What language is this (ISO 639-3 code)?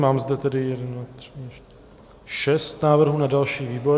ces